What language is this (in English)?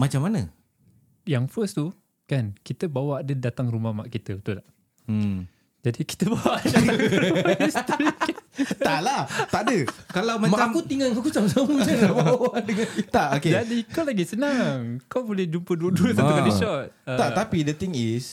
Malay